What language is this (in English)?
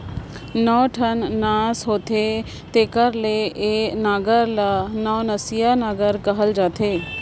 Chhattisgarhi